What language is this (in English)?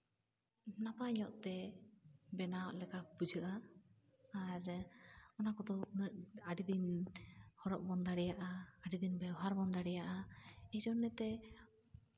Santali